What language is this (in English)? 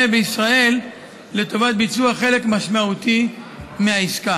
Hebrew